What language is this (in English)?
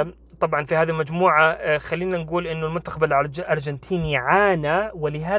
Arabic